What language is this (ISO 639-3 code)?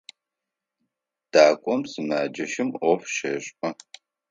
ady